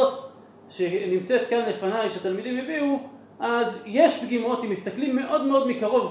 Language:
Hebrew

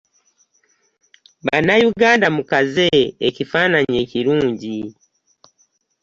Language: Ganda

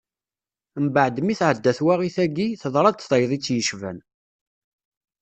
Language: Kabyle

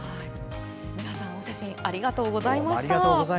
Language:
Japanese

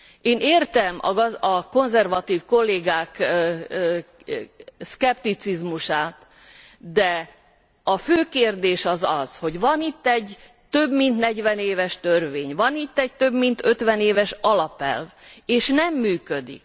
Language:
Hungarian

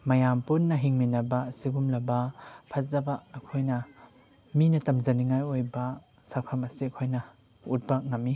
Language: Manipuri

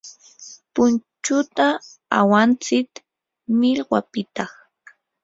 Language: Yanahuanca Pasco Quechua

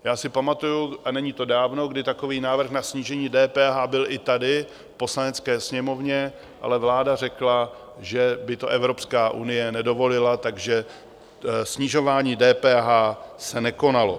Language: Czech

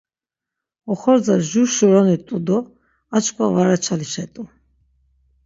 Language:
Laz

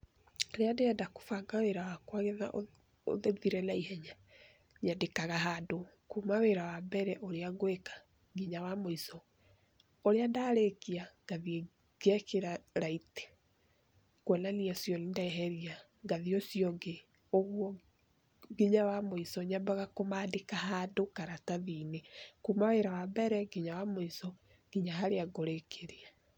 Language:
Kikuyu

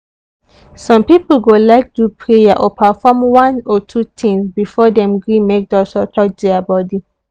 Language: Nigerian Pidgin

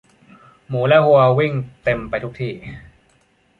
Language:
Thai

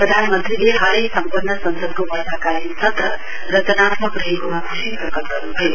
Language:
Nepali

